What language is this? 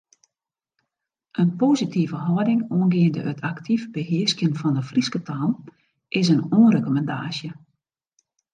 Western Frisian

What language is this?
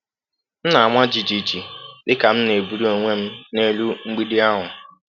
Igbo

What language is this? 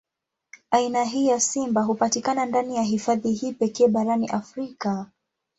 Swahili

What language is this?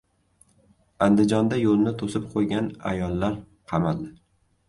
Uzbek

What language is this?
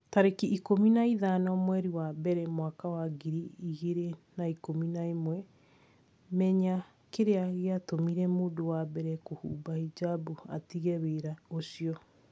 Kikuyu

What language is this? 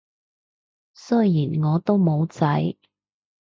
Cantonese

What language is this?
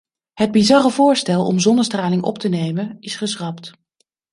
Dutch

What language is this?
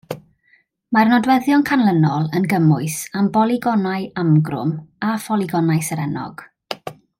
Welsh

